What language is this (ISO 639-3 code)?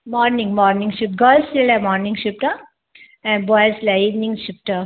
snd